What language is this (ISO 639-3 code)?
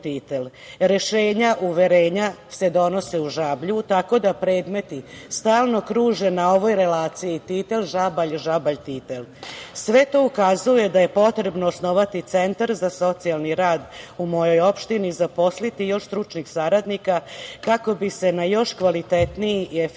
srp